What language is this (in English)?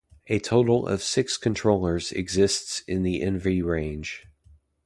English